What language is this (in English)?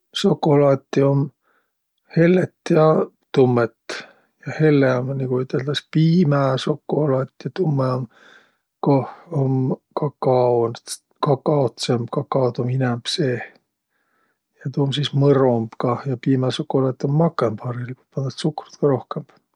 Võro